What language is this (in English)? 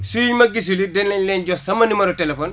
Wolof